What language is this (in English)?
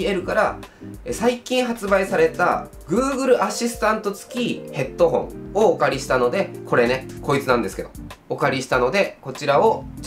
Japanese